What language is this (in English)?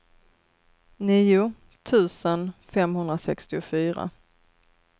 Swedish